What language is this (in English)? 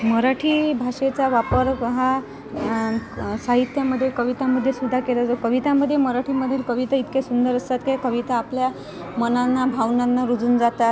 Marathi